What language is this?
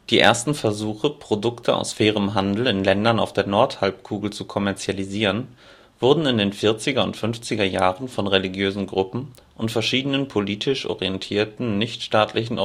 German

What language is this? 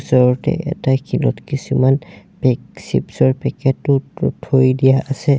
Assamese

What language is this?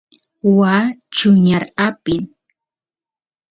Santiago del Estero Quichua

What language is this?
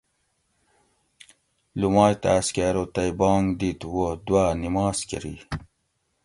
Gawri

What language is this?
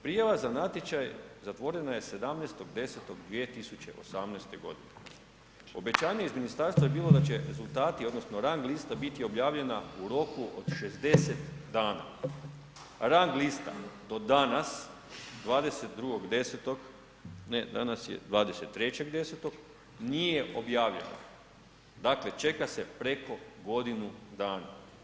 Croatian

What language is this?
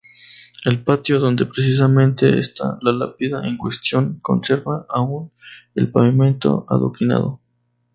Spanish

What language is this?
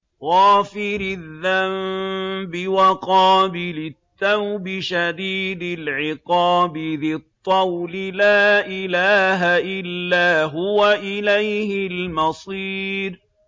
Arabic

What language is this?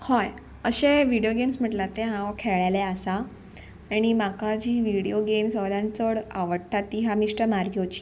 Konkani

